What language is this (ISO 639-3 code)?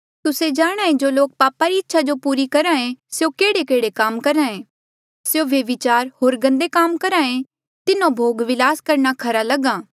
mjl